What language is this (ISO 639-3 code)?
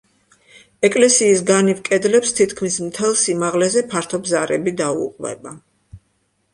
kat